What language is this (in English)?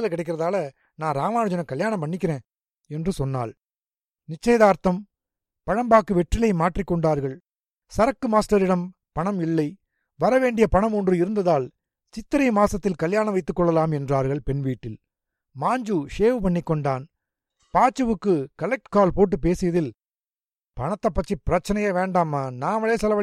Tamil